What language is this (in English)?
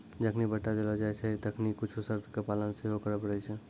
Maithili